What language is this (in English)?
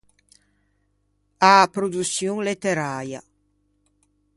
Ligurian